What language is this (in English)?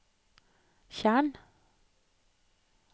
Norwegian